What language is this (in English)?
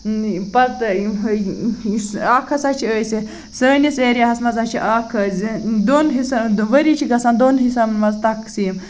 Kashmiri